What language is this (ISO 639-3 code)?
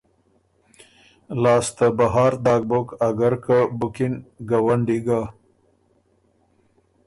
oru